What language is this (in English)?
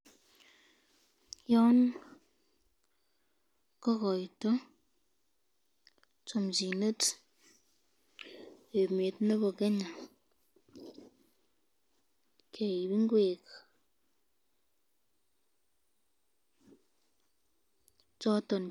Kalenjin